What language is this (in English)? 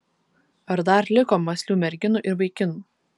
Lithuanian